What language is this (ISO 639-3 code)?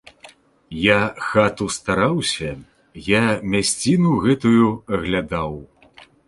bel